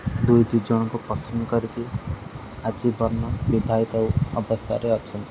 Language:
Odia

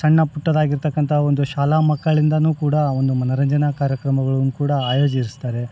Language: Kannada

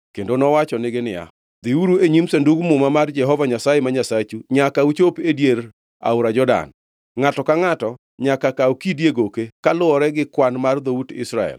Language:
Luo (Kenya and Tanzania)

